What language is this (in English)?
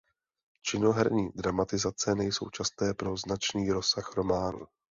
Czech